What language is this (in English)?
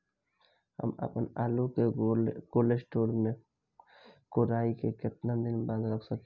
Bhojpuri